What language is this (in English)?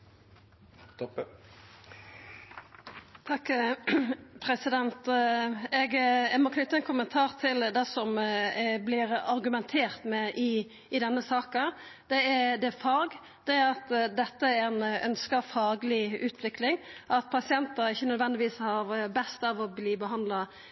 Norwegian